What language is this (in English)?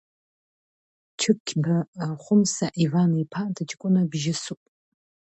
Abkhazian